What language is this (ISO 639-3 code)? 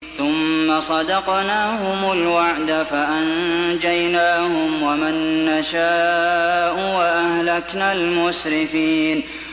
ara